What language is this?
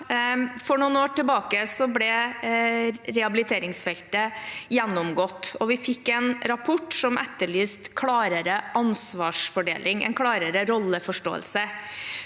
Norwegian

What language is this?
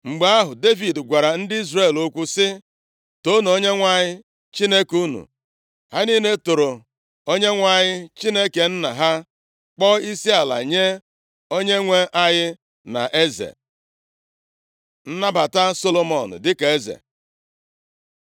Igbo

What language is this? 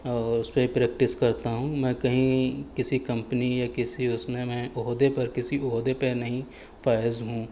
Urdu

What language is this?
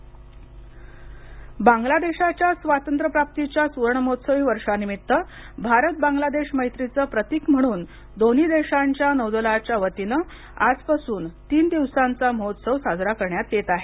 Marathi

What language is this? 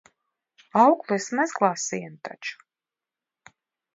Latvian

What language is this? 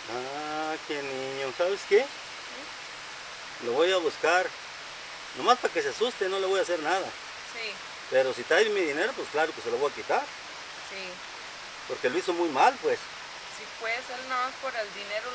Spanish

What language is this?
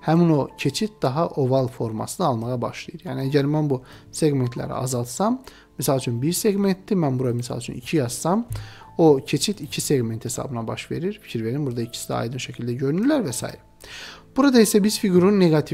Turkish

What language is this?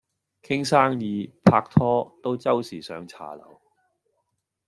Cantonese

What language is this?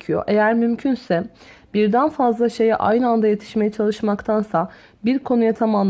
Turkish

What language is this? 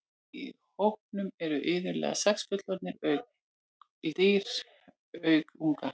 Icelandic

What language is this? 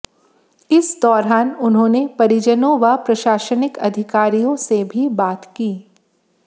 Hindi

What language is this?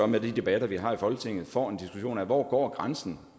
Danish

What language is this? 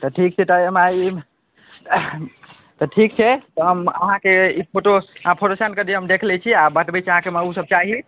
Maithili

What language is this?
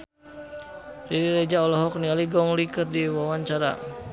Sundanese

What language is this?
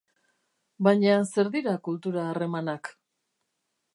Basque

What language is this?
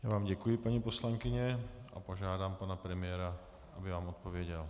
Czech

